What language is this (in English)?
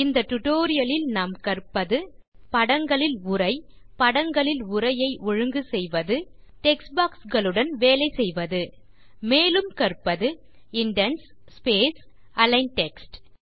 Tamil